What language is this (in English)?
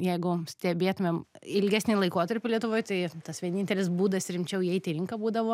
Lithuanian